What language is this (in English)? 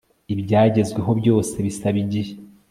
Kinyarwanda